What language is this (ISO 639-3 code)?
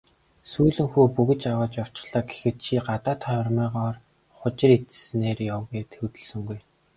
mon